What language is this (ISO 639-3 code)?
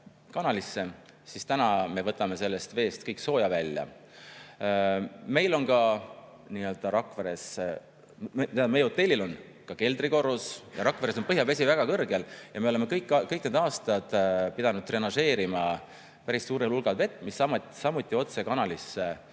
est